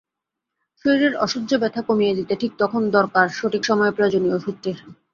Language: Bangla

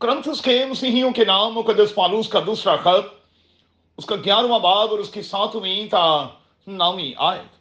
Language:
Urdu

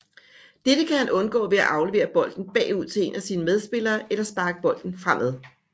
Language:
Danish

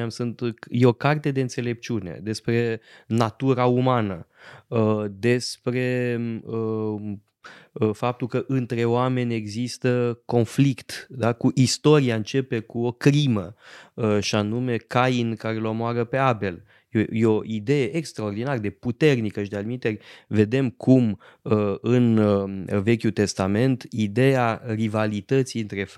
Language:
Romanian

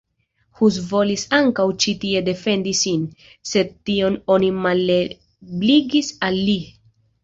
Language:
Esperanto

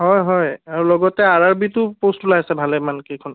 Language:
Assamese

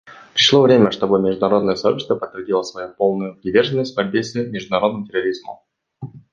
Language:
Russian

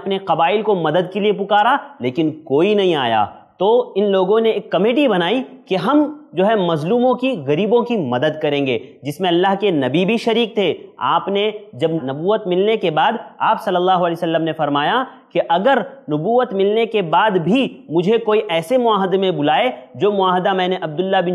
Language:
Indonesian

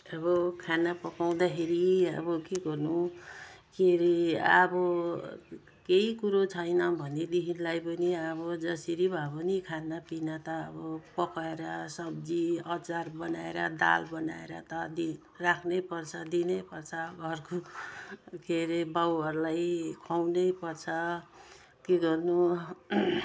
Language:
Nepali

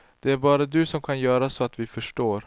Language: Swedish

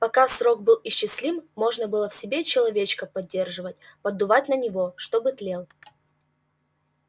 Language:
Russian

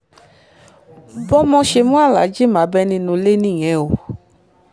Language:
Yoruba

